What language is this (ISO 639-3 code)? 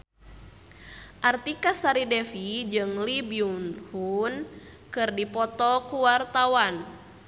sun